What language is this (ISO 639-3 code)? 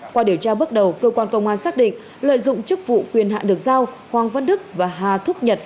vie